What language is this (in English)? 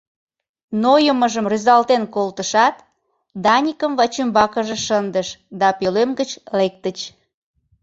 Mari